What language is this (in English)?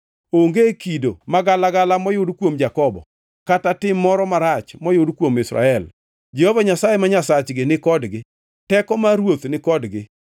Luo (Kenya and Tanzania)